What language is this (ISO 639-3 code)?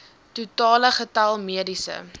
afr